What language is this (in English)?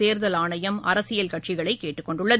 Tamil